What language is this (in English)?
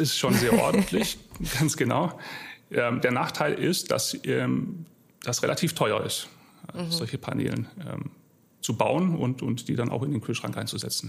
German